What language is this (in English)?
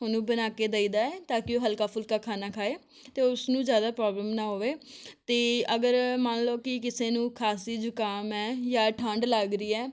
Punjabi